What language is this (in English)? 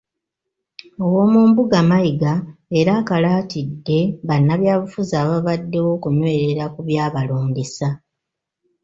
Ganda